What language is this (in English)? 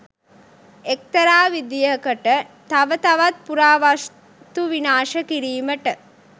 Sinhala